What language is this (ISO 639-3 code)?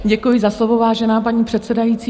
ces